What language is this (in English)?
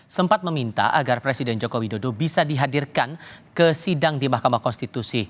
Indonesian